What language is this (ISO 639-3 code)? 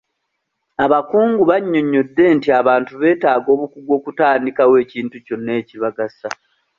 lug